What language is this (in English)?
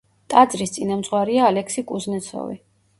Georgian